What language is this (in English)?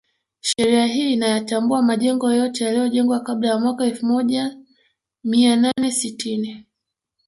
Swahili